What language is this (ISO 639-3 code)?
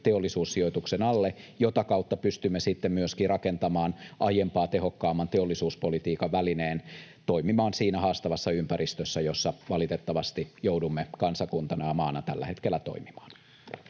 fin